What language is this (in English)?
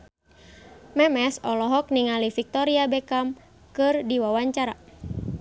Sundanese